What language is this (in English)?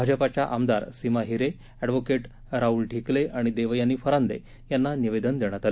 Marathi